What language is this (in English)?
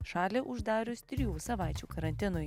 Lithuanian